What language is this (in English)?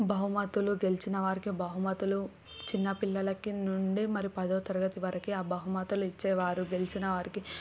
Telugu